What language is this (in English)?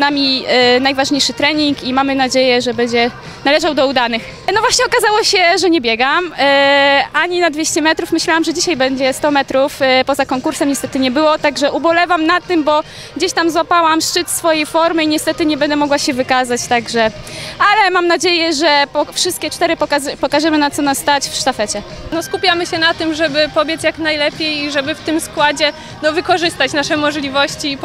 Polish